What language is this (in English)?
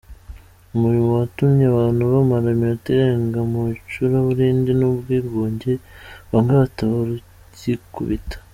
Kinyarwanda